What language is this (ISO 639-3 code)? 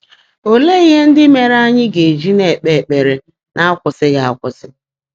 ibo